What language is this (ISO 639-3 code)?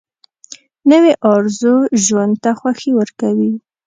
pus